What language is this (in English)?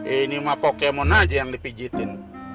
Indonesian